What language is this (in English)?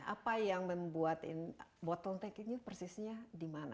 Indonesian